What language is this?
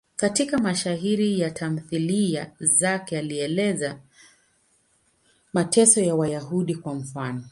Swahili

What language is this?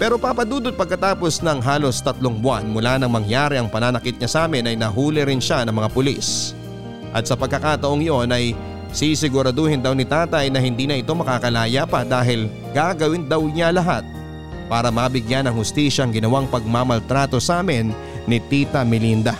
Filipino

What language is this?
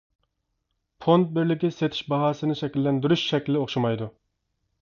Uyghur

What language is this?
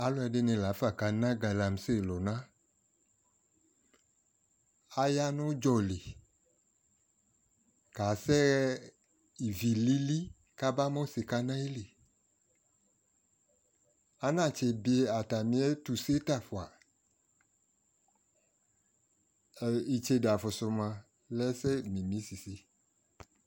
Ikposo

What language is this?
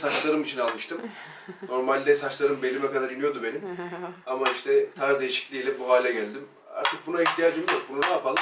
German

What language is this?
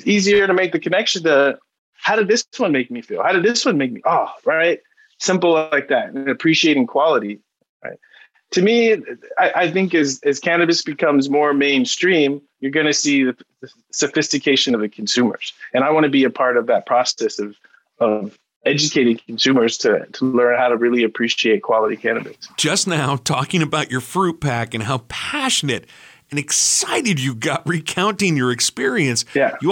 English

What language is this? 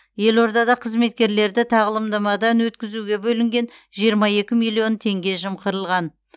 Kazakh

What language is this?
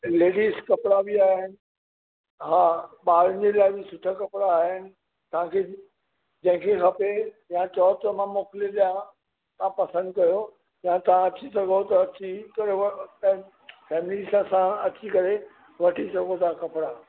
Sindhi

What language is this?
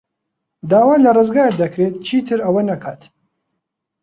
Central Kurdish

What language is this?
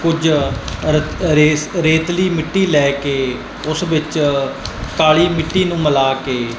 Punjabi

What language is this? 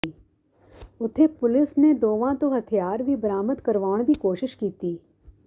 Punjabi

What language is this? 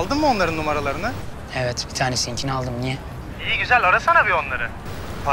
Turkish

